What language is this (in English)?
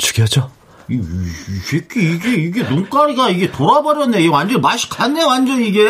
Korean